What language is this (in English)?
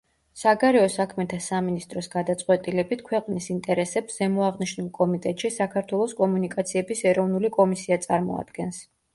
Georgian